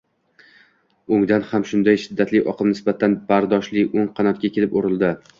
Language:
Uzbek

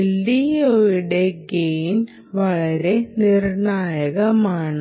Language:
Malayalam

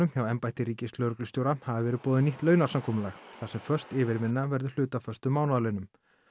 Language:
Icelandic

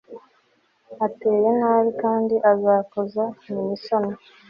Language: Kinyarwanda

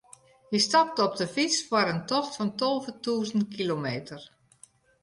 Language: Western Frisian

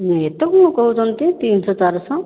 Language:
Odia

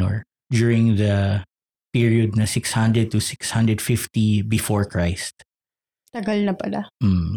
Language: Filipino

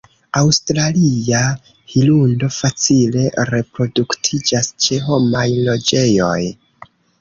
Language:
Esperanto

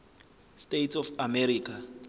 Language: Zulu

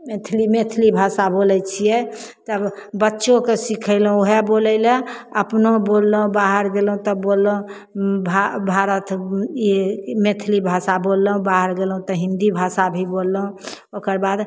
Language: Maithili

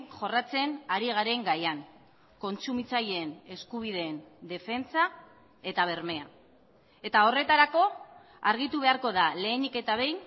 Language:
Basque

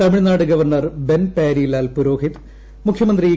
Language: Malayalam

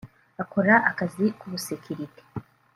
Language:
Kinyarwanda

